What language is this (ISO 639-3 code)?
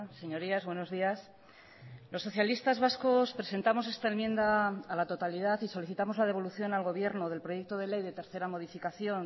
spa